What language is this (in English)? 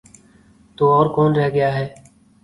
Urdu